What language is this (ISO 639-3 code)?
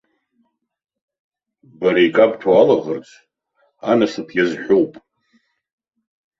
abk